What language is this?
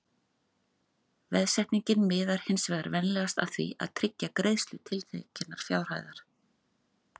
Icelandic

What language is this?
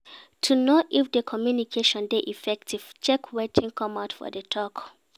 Nigerian Pidgin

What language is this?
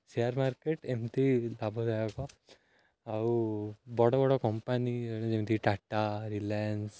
Odia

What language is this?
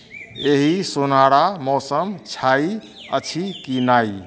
Maithili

